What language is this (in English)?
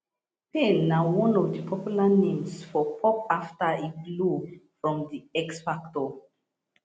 Nigerian Pidgin